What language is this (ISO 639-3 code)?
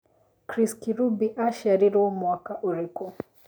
kik